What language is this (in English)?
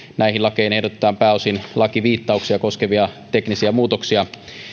Finnish